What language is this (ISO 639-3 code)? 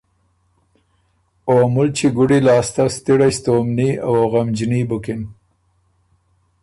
oru